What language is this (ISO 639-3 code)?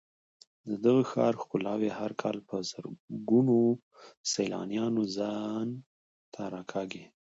pus